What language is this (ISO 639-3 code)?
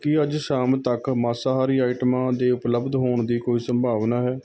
pan